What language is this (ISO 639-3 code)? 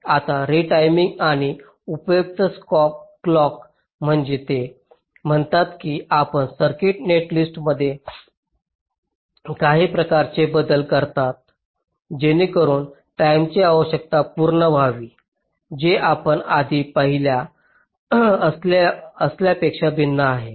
mar